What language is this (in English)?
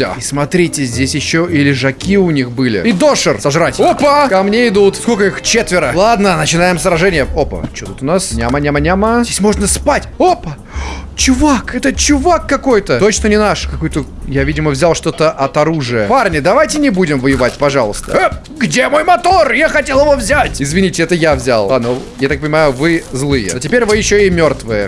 Russian